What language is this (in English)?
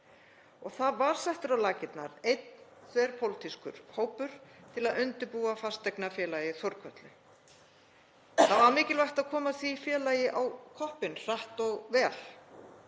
Icelandic